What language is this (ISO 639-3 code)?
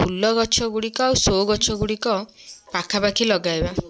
ori